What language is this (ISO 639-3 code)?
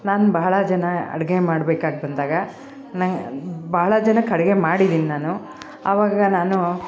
kan